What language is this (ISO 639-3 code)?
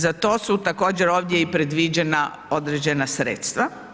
hrv